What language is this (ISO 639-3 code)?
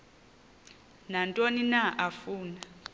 xho